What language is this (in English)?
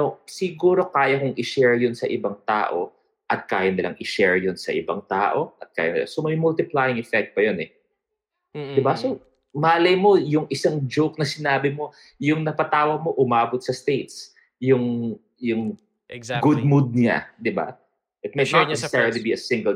Filipino